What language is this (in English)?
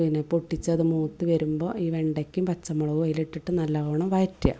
Malayalam